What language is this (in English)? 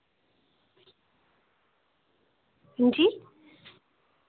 Dogri